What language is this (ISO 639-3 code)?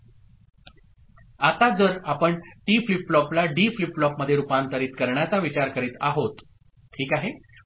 mar